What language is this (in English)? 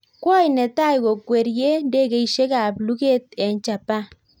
Kalenjin